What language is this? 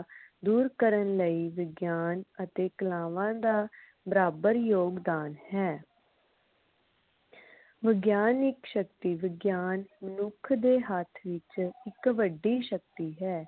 Punjabi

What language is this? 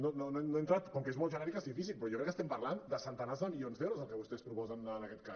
Catalan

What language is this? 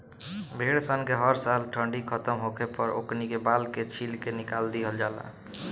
Bhojpuri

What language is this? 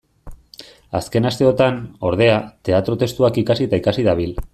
Basque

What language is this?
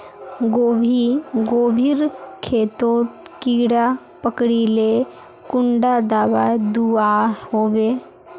Magahi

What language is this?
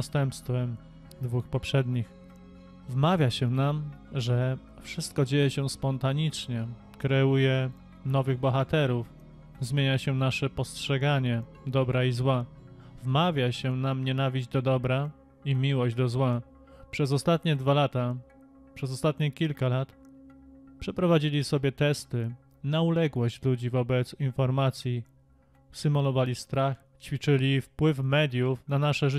Polish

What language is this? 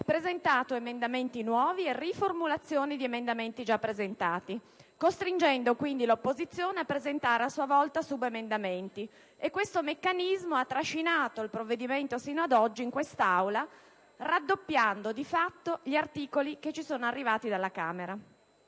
Italian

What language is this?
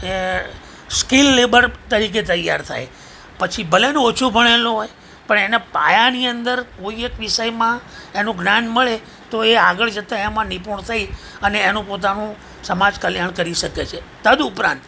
Gujarati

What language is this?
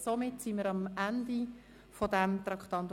Swiss German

